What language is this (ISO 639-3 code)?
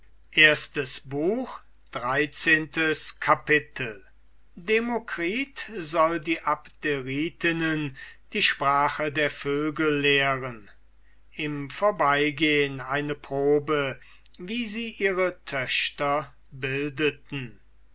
deu